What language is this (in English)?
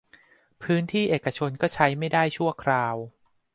Thai